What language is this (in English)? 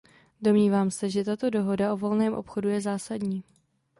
Czech